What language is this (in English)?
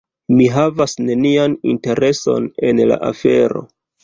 Esperanto